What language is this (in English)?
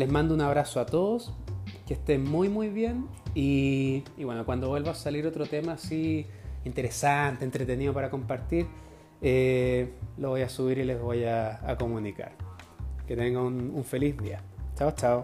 Spanish